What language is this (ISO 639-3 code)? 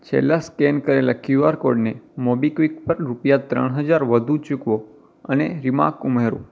guj